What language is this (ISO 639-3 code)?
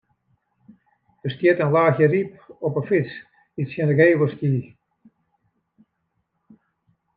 fry